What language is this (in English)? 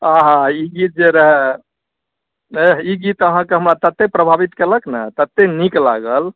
Maithili